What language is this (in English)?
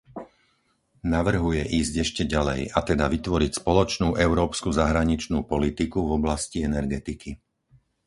Slovak